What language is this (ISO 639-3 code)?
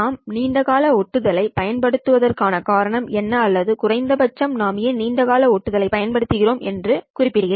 tam